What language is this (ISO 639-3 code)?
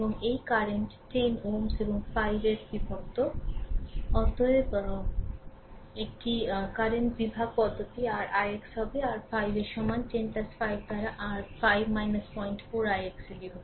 ben